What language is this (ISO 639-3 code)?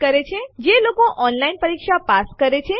guj